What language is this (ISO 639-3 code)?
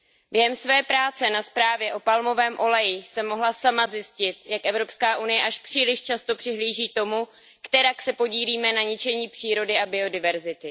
ces